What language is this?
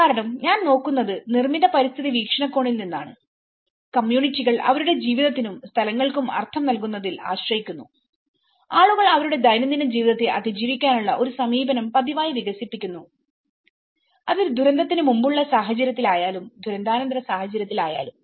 Malayalam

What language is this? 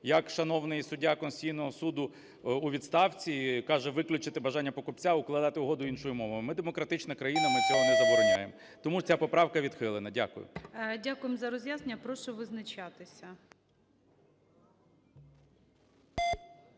Ukrainian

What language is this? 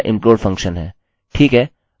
Hindi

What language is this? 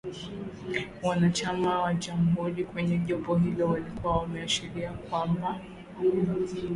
Swahili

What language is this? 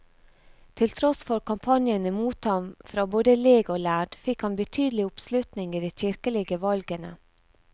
Norwegian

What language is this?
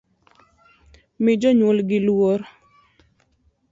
Luo (Kenya and Tanzania)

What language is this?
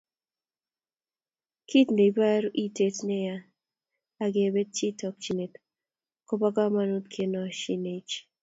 Kalenjin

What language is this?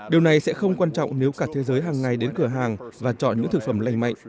Vietnamese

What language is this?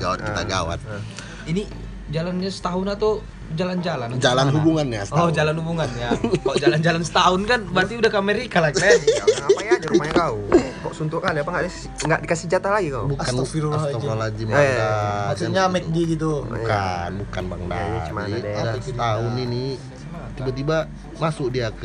Indonesian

